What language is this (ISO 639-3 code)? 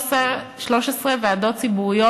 heb